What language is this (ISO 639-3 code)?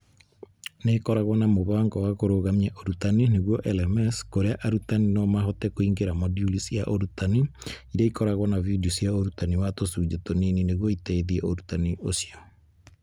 kik